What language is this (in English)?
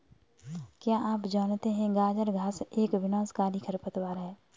Hindi